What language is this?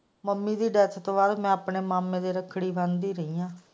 Punjabi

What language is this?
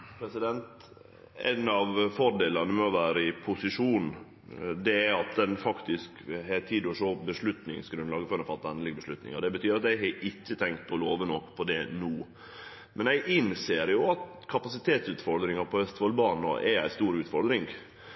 Norwegian Nynorsk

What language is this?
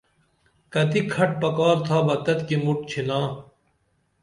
Dameli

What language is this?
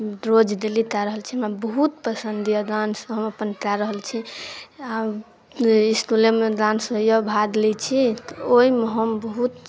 Maithili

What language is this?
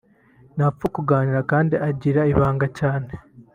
Kinyarwanda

